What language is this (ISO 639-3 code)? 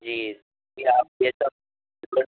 urd